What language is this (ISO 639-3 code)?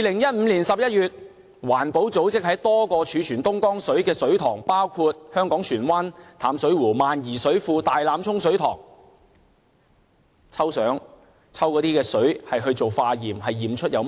yue